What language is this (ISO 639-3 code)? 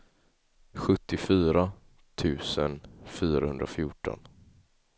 swe